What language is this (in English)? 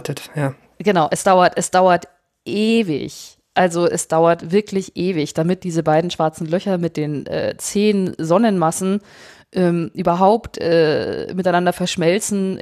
German